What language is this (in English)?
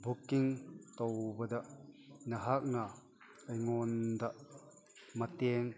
Manipuri